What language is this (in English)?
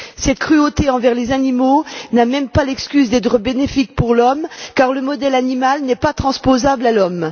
French